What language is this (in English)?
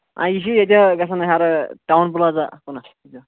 Kashmiri